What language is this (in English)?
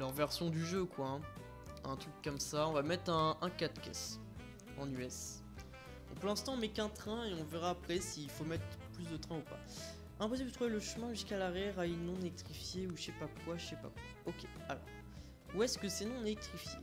French